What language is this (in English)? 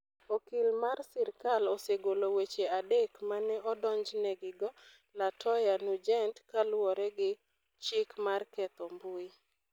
Luo (Kenya and Tanzania)